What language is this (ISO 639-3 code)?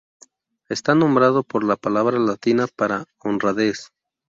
spa